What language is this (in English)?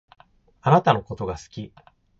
Japanese